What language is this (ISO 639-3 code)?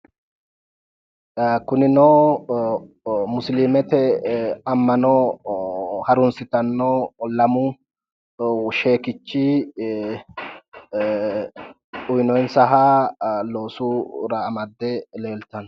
sid